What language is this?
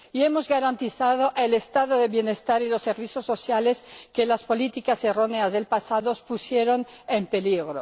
Spanish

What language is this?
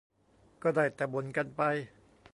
Thai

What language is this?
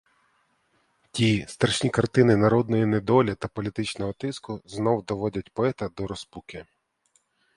Ukrainian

